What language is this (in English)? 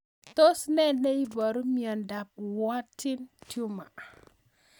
Kalenjin